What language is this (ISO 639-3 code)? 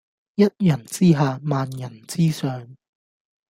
yue